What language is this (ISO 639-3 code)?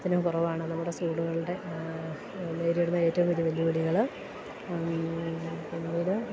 mal